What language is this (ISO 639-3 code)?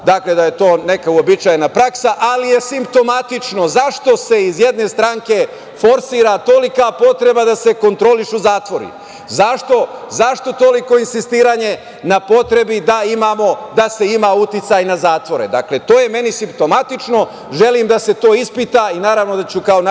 srp